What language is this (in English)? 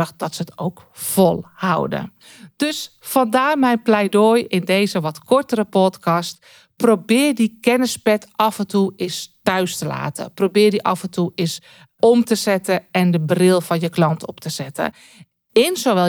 Dutch